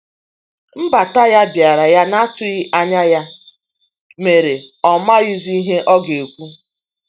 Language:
Igbo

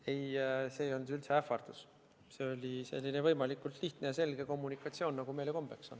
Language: Estonian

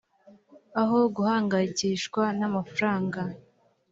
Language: Kinyarwanda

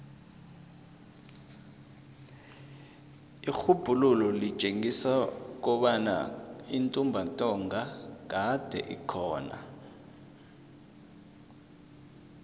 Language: South Ndebele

